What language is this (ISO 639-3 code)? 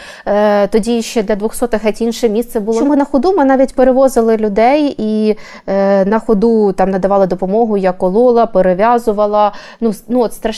ukr